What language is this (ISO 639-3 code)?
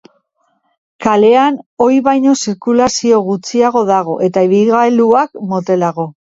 eus